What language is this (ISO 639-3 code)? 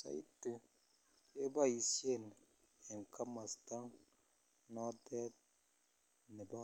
kln